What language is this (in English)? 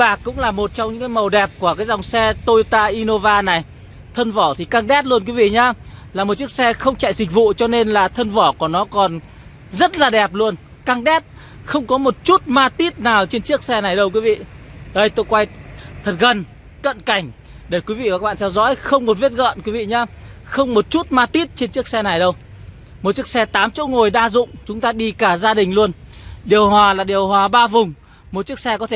Vietnamese